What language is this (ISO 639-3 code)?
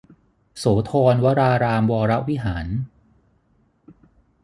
tha